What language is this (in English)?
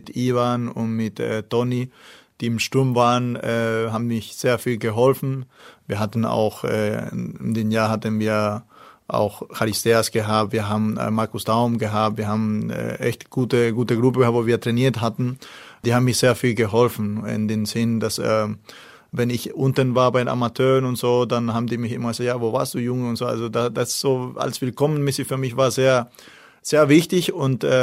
German